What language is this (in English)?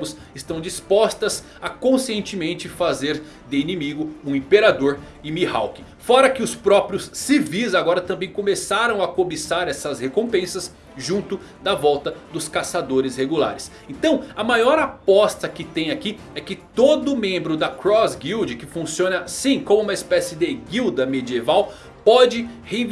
Portuguese